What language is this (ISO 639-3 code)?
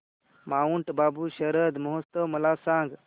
mar